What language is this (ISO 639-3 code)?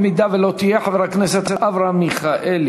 heb